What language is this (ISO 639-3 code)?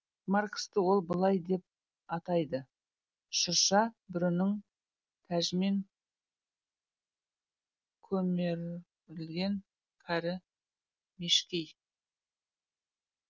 kaz